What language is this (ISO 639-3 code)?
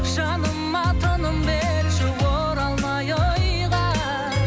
kaz